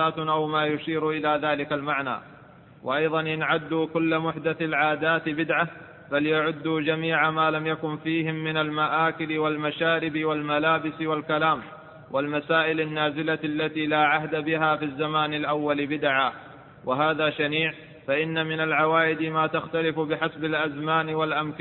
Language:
Arabic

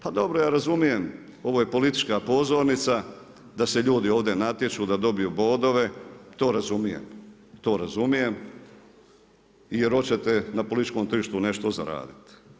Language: Croatian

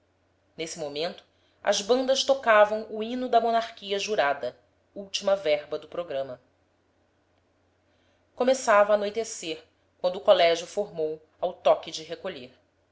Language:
Portuguese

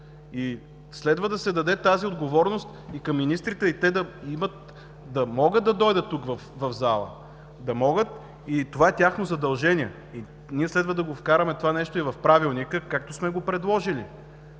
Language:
Bulgarian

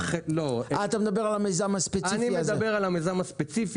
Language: Hebrew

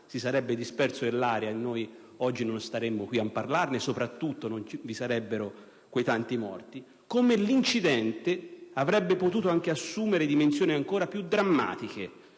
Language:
Italian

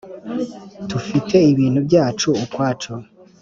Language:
Kinyarwanda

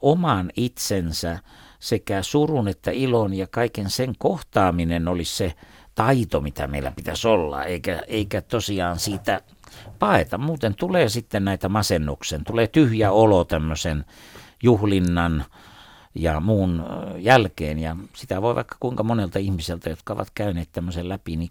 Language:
Finnish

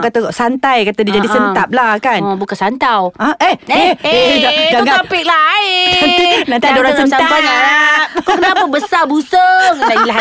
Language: Malay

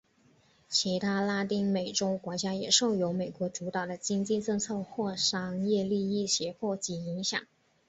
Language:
Chinese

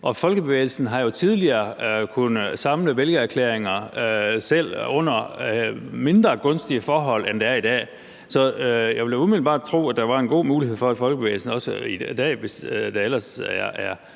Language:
Danish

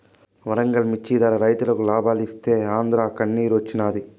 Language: Telugu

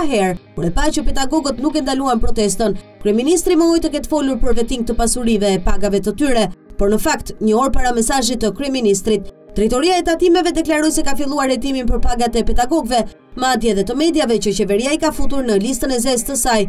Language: Romanian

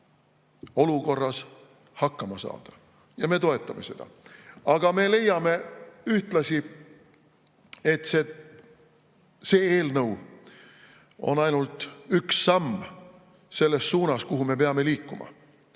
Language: Estonian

